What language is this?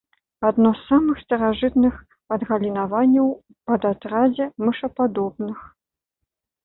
Belarusian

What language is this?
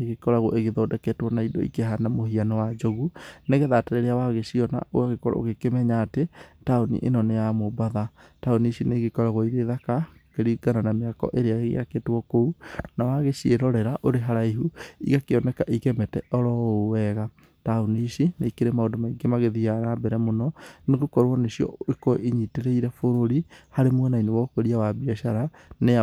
Kikuyu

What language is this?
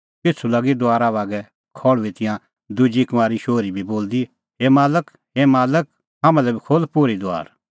Kullu Pahari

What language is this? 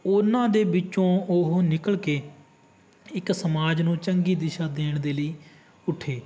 Punjabi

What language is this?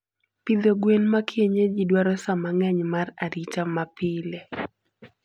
Luo (Kenya and Tanzania)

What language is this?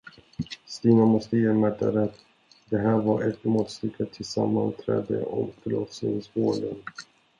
Swedish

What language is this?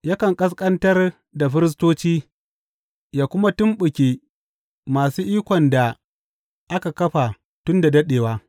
Hausa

